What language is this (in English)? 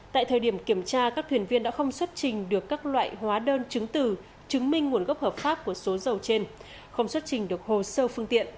Vietnamese